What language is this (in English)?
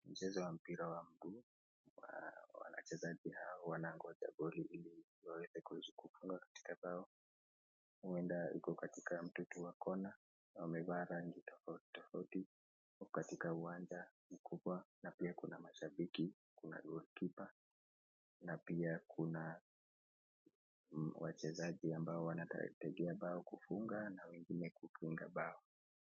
Swahili